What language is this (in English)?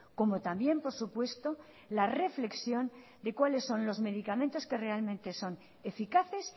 Spanish